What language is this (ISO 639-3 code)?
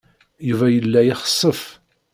kab